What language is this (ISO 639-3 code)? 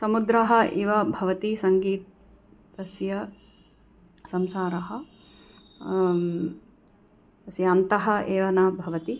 san